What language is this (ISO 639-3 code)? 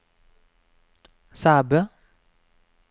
nor